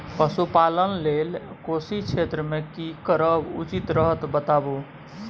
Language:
Maithili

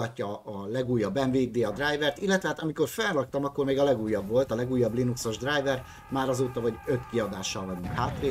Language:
Hungarian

